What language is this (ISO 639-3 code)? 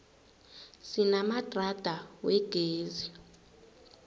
nbl